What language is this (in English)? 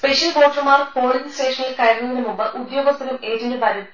Malayalam